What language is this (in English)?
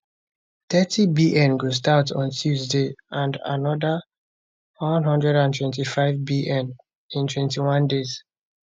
Nigerian Pidgin